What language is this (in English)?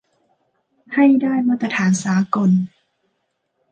Thai